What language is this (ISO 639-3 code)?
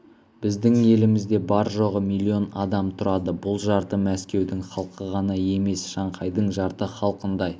kaz